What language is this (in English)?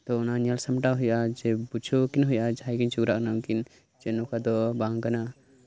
Santali